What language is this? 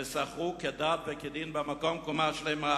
Hebrew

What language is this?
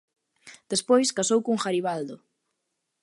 Galician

